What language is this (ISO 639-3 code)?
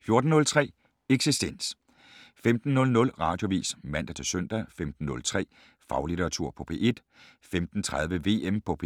dan